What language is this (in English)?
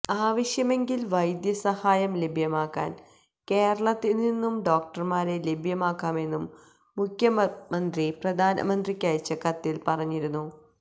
Malayalam